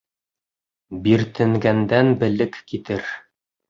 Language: Bashkir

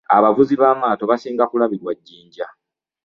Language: Ganda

